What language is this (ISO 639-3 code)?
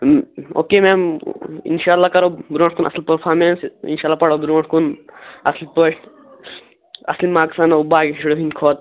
kas